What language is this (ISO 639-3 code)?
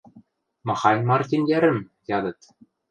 mrj